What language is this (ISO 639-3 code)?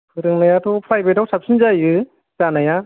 brx